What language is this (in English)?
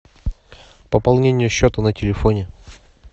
Russian